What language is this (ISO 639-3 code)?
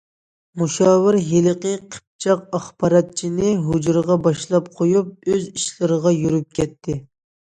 uig